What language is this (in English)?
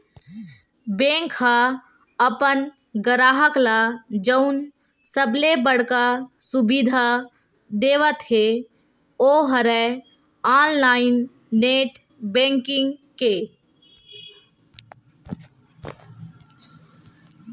Chhattisgarhi